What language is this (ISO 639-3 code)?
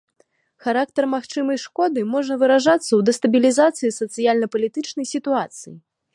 bel